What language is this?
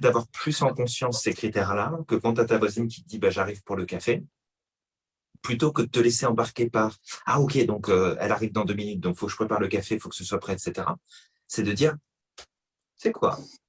French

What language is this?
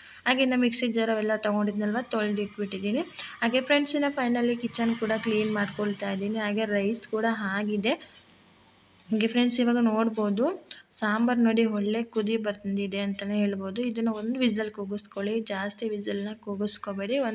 Kannada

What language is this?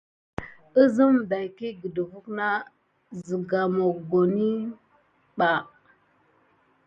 Gidar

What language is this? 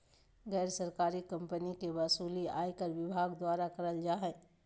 Magahi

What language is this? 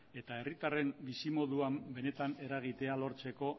Basque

